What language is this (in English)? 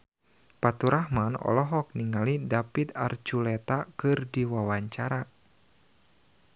Sundanese